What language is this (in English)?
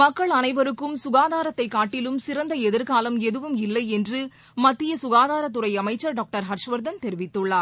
Tamil